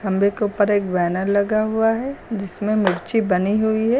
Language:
Hindi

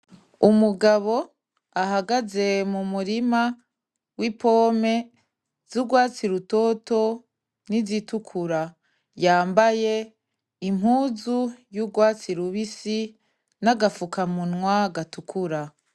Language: Rundi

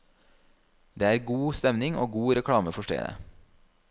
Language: Norwegian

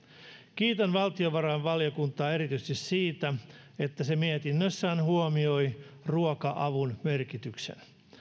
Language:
Finnish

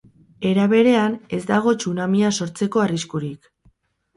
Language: Basque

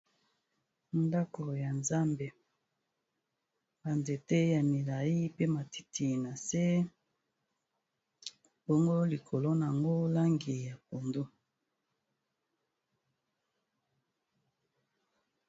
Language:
Lingala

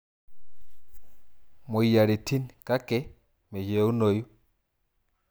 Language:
Masai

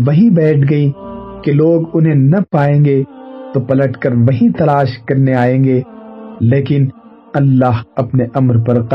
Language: Urdu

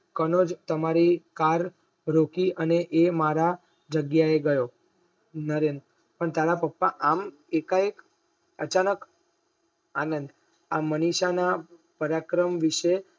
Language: Gujarati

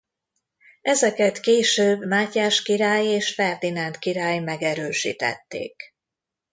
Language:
Hungarian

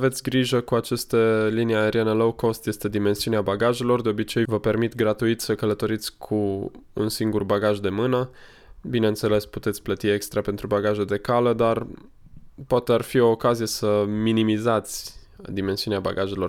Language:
Romanian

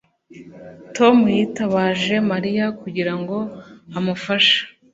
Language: Kinyarwanda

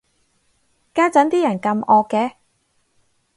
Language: Cantonese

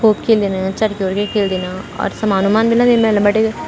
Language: Garhwali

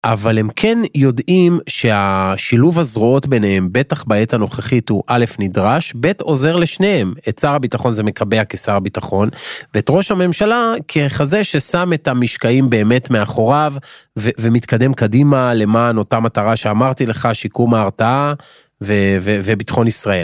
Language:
Hebrew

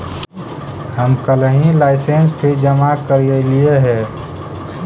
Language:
Magahi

